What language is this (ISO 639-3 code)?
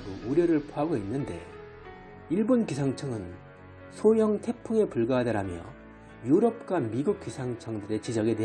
kor